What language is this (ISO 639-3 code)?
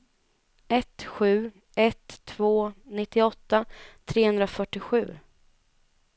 swe